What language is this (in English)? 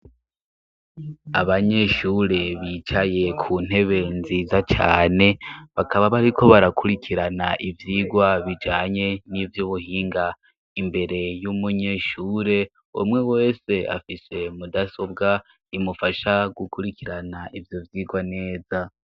Rundi